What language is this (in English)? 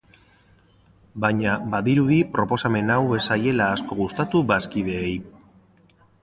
Basque